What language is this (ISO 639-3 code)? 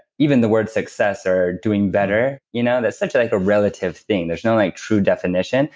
eng